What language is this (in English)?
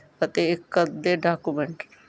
Punjabi